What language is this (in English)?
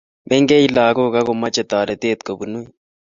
Kalenjin